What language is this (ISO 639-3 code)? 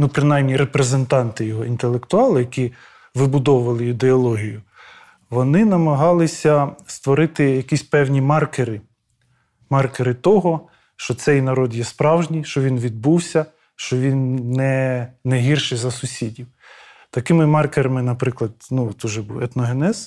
ukr